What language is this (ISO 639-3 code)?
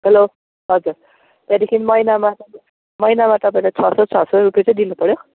nep